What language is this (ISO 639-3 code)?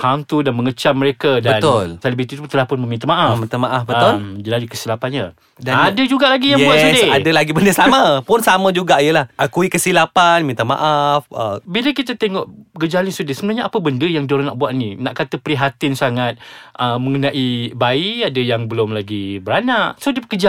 msa